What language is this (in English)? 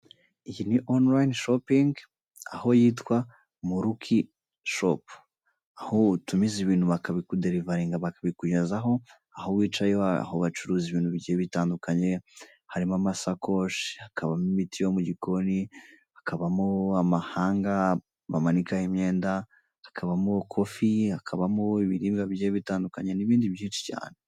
Kinyarwanda